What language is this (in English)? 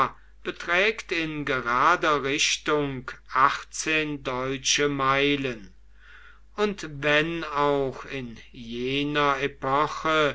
German